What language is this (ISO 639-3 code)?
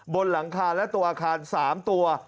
tha